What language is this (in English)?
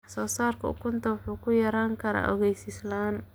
Somali